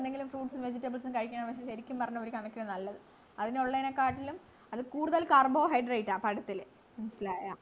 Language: Malayalam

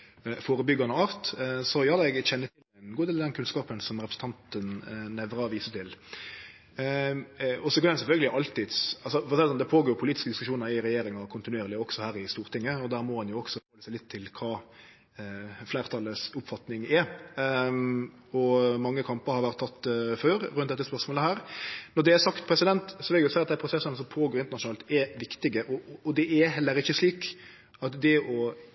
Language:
Norwegian Nynorsk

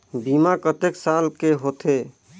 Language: Chhattisgarhi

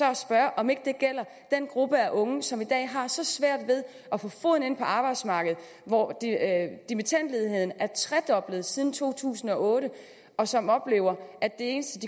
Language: Danish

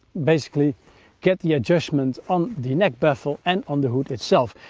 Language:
English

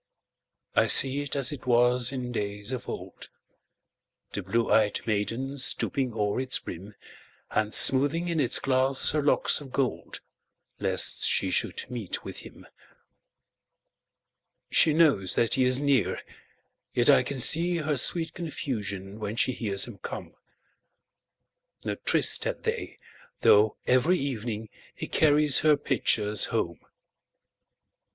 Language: English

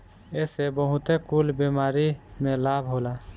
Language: Bhojpuri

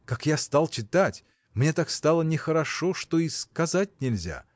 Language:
Russian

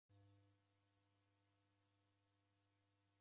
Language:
Taita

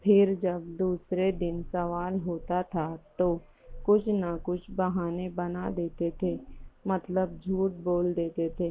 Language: Urdu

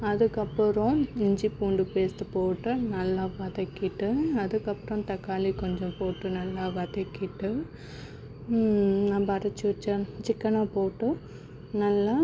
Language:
Tamil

